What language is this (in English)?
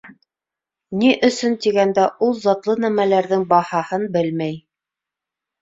Bashkir